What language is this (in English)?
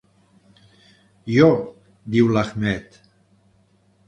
Catalan